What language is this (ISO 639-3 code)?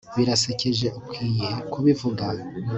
kin